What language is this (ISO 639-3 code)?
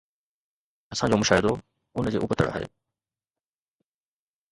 snd